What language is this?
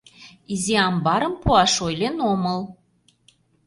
Mari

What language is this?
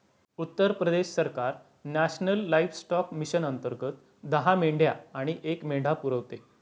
Marathi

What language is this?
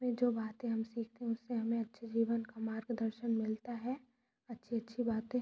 Hindi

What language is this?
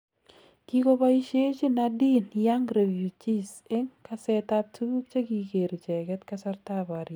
Kalenjin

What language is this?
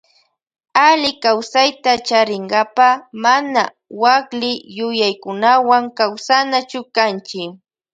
Loja Highland Quichua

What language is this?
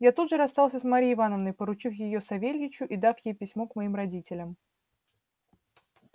Russian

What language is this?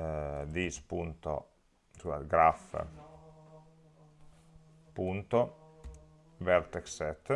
Italian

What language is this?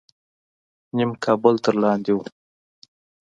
Pashto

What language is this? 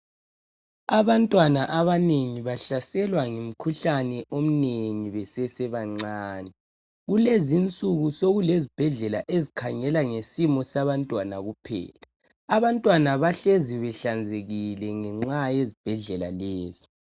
North Ndebele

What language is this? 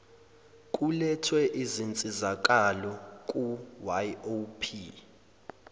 Zulu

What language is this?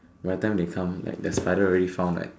English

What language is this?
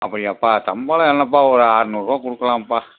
Tamil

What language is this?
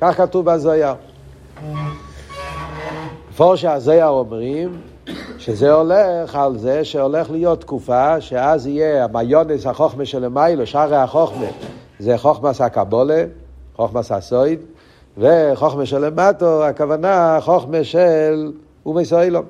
Hebrew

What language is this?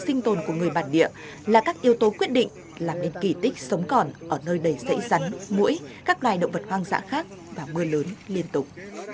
Vietnamese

